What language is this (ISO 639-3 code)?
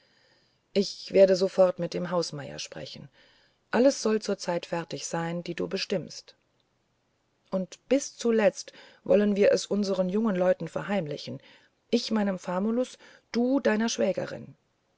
deu